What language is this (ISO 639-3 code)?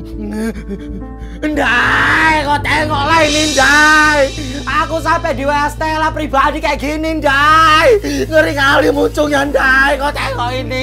ind